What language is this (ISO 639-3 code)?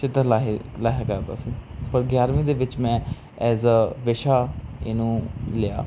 pan